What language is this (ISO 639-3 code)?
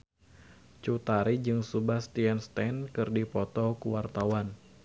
sun